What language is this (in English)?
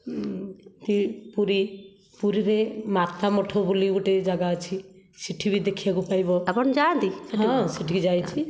Odia